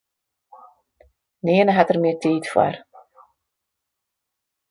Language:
Western Frisian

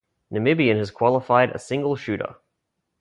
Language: English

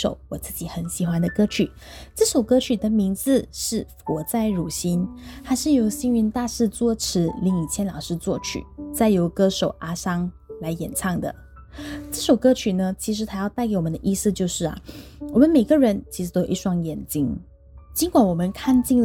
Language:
Chinese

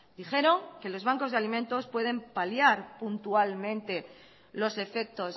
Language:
Spanish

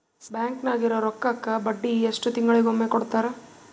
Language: Kannada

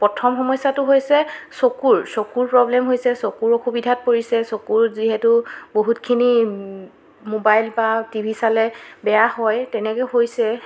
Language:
Assamese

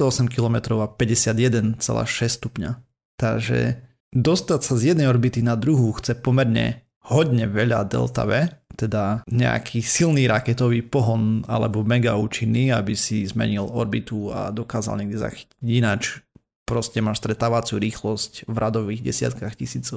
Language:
Slovak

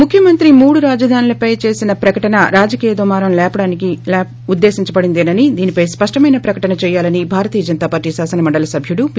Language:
Telugu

